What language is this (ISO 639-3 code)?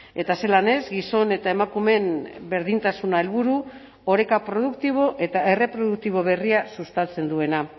eus